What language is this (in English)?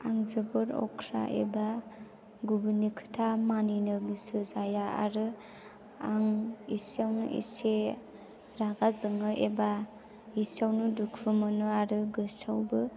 Bodo